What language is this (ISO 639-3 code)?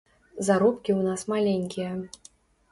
bel